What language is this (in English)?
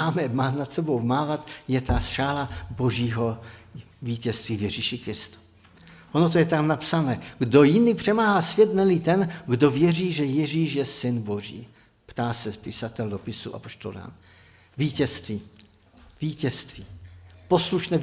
Czech